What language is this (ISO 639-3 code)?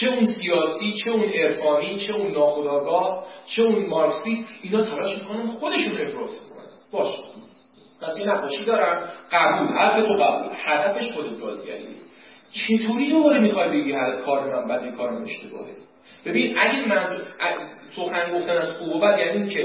fas